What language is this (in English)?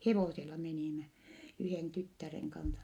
Finnish